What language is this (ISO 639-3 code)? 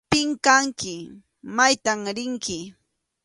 qxu